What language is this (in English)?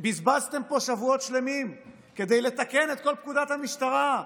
Hebrew